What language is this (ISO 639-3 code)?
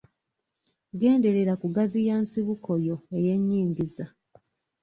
lug